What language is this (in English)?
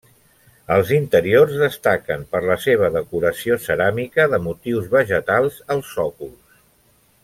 Catalan